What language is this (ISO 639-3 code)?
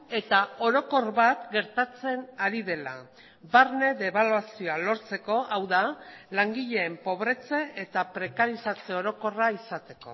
eus